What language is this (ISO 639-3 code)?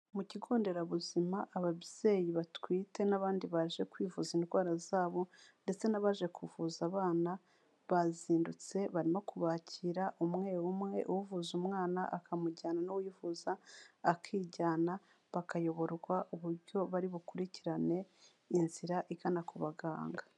kin